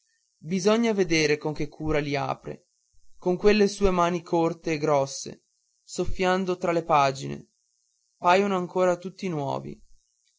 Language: Italian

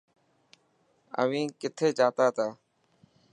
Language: Dhatki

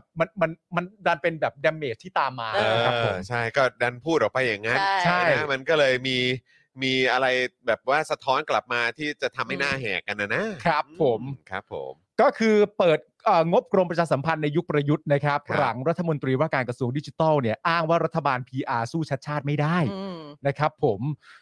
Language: Thai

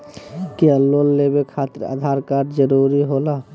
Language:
Magahi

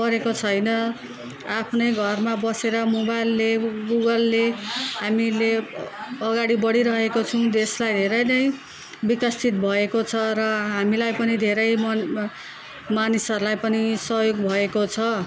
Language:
Nepali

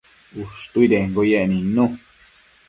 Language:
Matsés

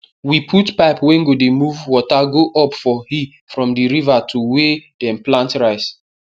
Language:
Nigerian Pidgin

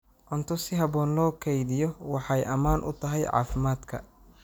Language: Somali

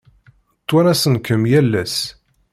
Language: Kabyle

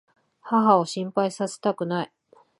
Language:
Japanese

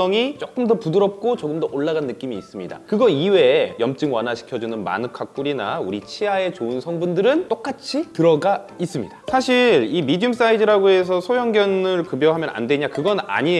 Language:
Korean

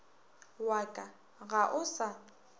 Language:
Northern Sotho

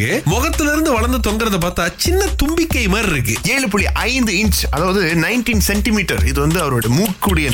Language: Tamil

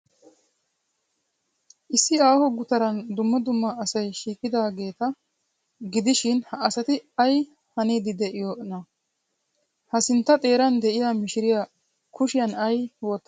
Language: Wolaytta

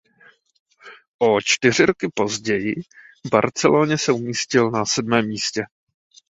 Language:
Czech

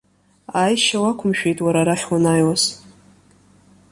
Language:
Abkhazian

